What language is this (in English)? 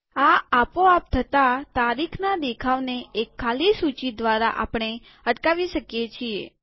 Gujarati